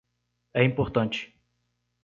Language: Portuguese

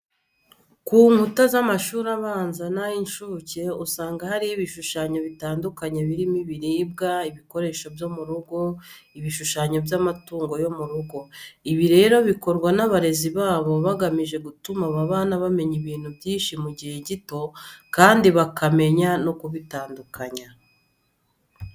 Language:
Kinyarwanda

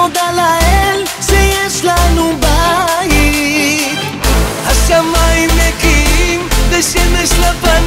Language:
Arabic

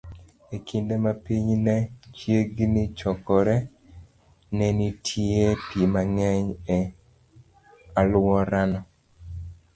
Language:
Luo (Kenya and Tanzania)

